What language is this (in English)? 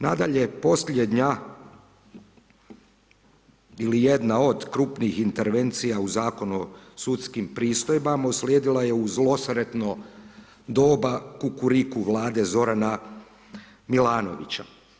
Croatian